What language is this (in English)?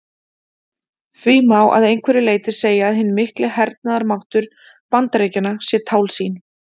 Icelandic